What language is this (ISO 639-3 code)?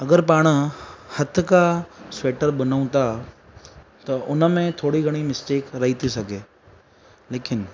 snd